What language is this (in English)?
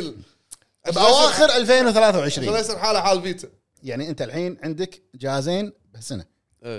Arabic